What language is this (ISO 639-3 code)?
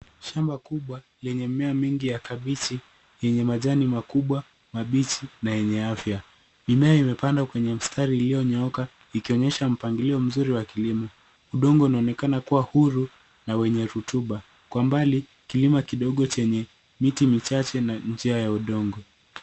swa